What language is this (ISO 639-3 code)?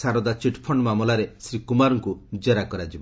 ori